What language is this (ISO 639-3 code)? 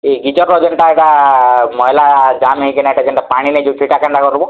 ori